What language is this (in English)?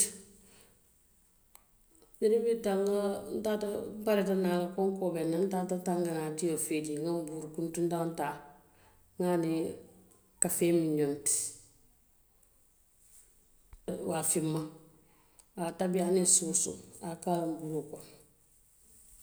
Western Maninkakan